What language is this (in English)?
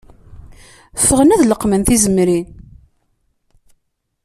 Kabyle